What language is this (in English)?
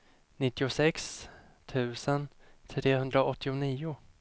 Swedish